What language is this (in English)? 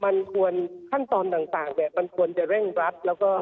Thai